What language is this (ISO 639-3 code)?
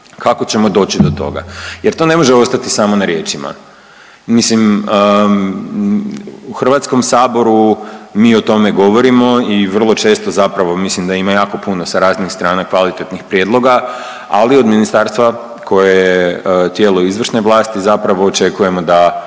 hrv